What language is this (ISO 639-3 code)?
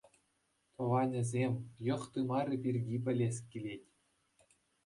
chv